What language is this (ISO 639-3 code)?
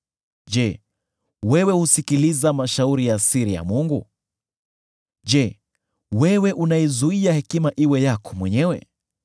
swa